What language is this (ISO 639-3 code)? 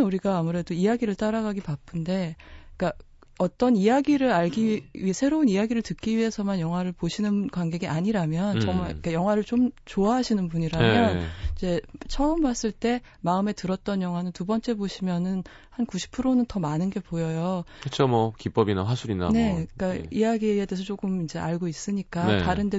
kor